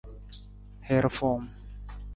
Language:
Nawdm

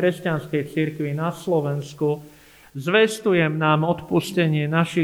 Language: Slovak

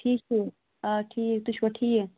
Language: Kashmiri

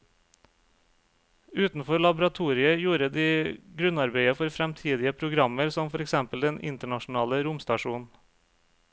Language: Norwegian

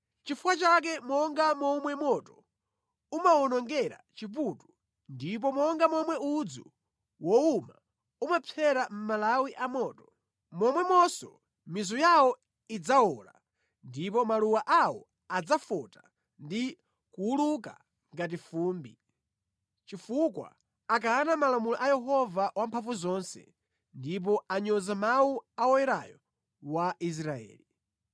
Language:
Nyanja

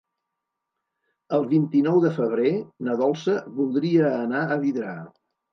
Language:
Catalan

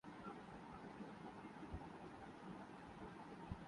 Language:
Urdu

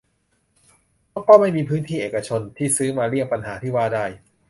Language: Thai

